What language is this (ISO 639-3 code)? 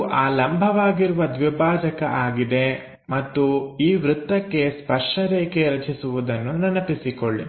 kan